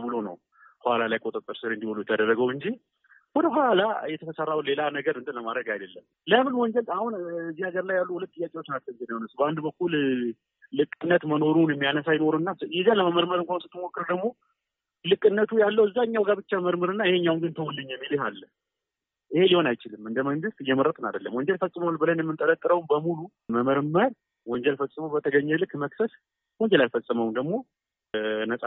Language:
Amharic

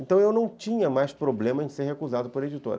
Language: Portuguese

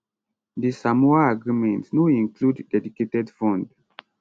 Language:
Nigerian Pidgin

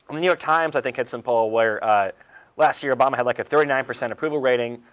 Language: English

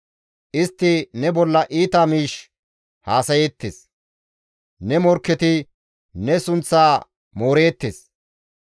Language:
Gamo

